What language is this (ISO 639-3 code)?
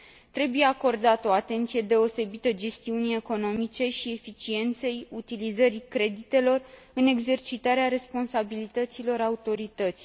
ron